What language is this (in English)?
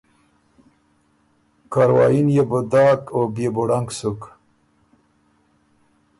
Ormuri